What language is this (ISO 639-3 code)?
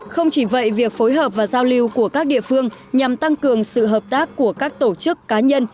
vie